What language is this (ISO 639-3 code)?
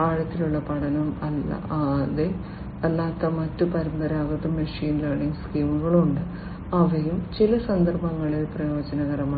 mal